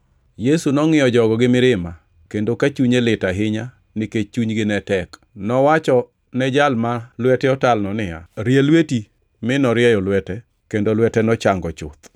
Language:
Luo (Kenya and Tanzania)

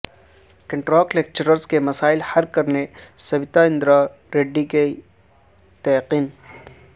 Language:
Urdu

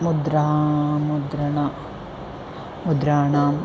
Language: Sanskrit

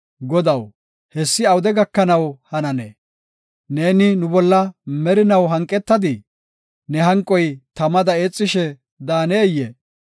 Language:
Gofa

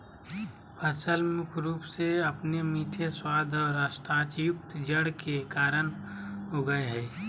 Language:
Magahi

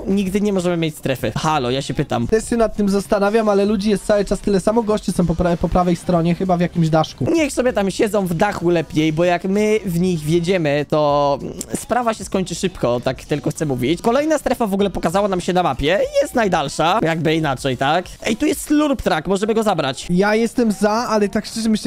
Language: Polish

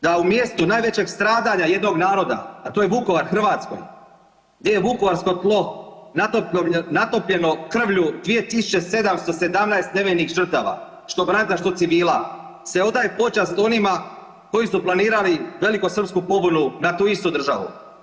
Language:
Croatian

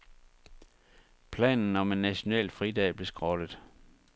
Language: Danish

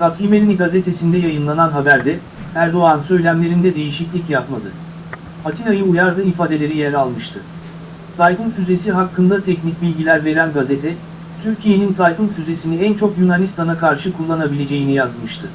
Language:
Turkish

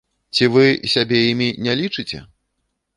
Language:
Belarusian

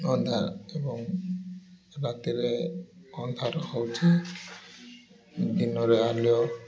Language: Odia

